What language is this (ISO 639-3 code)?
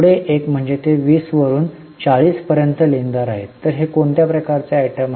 mar